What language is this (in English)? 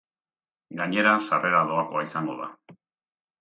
Basque